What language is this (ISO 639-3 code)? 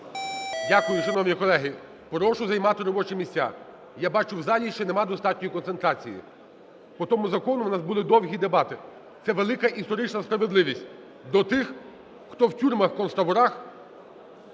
ukr